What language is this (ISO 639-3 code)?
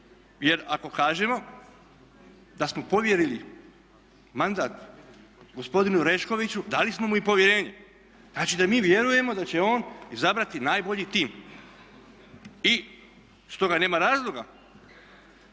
hrv